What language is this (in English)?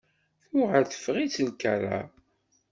Kabyle